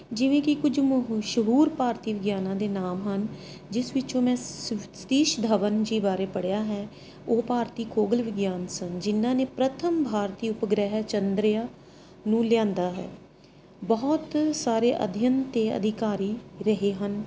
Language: Punjabi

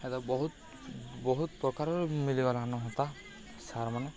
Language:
Odia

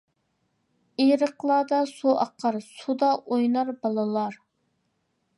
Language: Uyghur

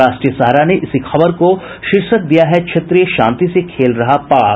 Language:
Hindi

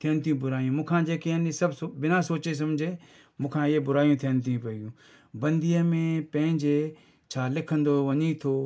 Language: Sindhi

